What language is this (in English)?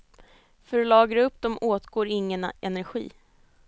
Swedish